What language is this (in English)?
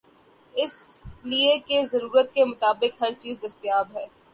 Urdu